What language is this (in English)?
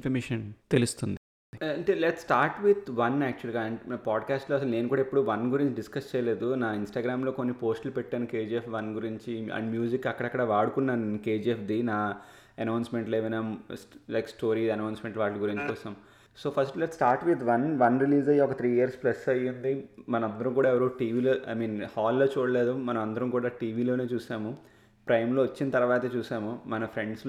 Telugu